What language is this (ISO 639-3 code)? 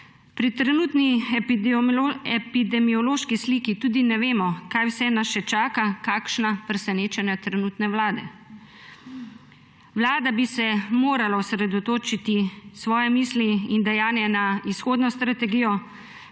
slv